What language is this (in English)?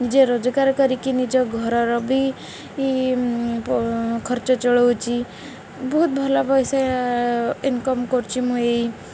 Odia